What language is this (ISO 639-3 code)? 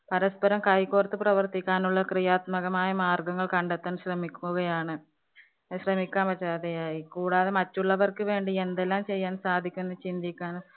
mal